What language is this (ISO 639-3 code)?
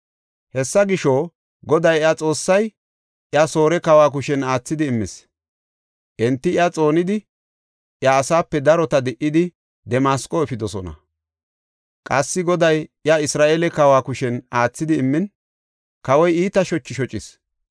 gof